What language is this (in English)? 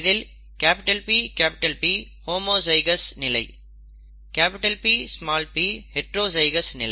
Tamil